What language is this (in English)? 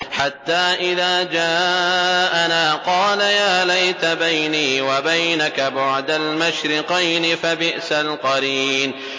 Arabic